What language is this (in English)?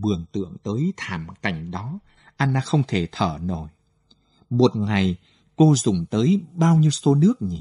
Vietnamese